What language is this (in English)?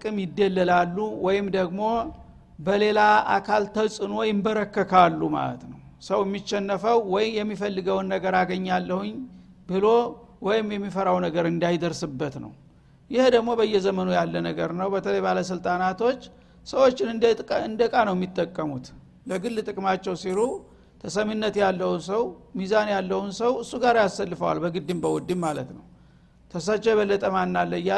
Amharic